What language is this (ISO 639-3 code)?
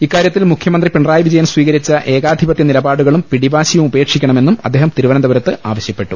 mal